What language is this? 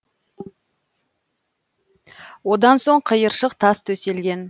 Kazakh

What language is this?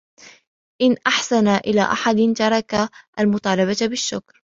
Arabic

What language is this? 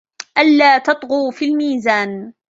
Arabic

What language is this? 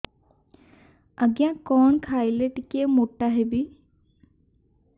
Odia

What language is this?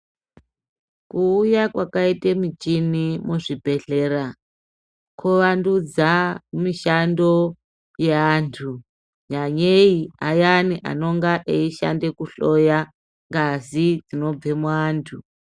Ndau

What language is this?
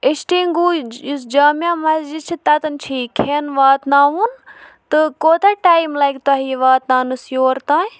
Kashmiri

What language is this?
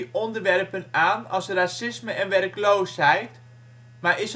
Dutch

